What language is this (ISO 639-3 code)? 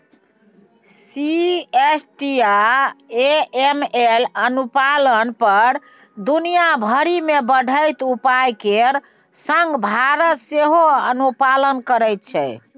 mai